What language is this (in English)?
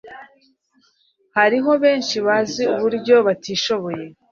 Kinyarwanda